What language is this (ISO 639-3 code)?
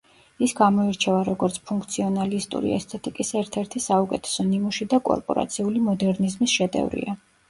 kat